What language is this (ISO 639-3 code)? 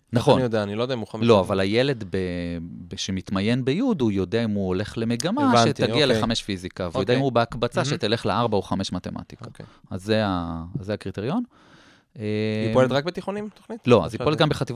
heb